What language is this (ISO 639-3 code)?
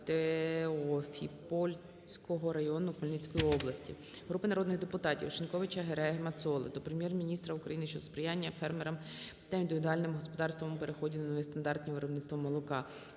ukr